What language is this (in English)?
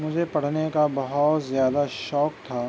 Urdu